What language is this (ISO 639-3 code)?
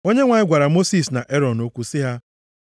ibo